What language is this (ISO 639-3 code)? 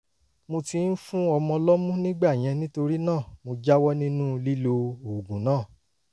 yor